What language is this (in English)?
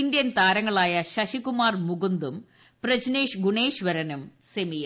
Malayalam